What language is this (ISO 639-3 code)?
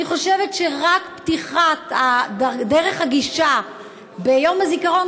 heb